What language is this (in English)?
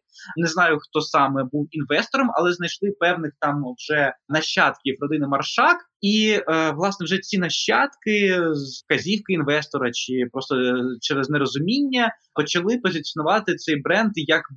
Ukrainian